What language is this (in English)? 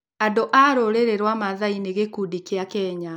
Kikuyu